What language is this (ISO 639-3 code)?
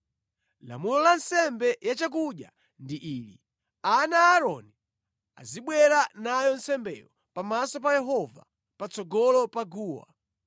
nya